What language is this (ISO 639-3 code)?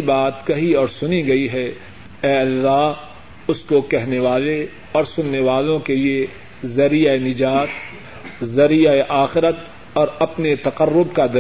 urd